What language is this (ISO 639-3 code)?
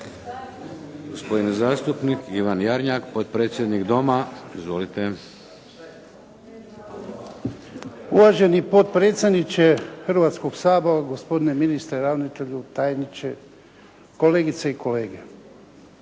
hrv